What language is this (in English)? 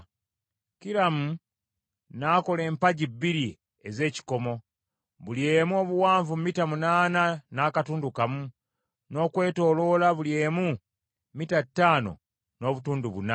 Ganda